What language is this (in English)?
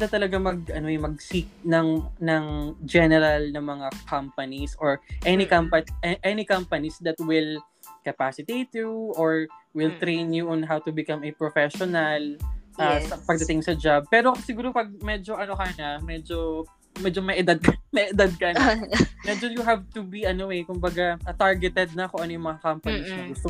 Filipino